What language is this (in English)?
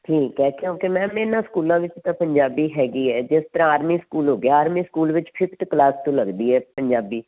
Punjabi